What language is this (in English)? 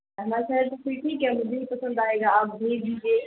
Urdu